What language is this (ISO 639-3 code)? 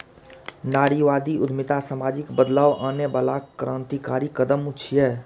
mai